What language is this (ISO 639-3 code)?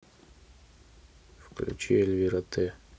rus